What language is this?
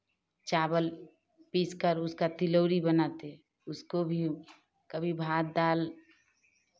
Hindi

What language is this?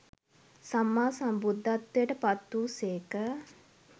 Sinhala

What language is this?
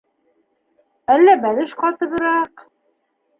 Bashkir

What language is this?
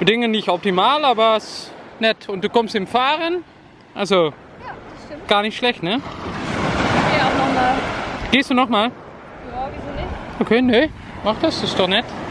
German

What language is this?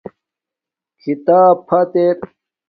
Domaaki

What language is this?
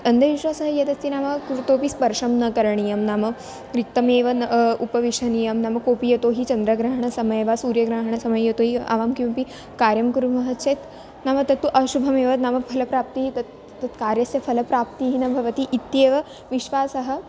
Sanskrit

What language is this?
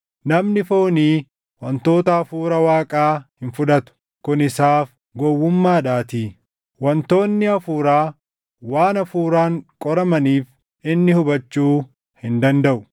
Oromo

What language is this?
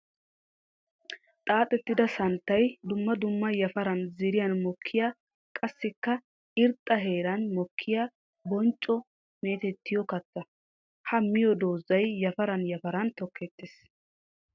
Wolaytta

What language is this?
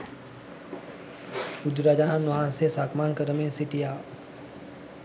Sinhala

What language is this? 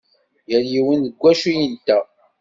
Kabyle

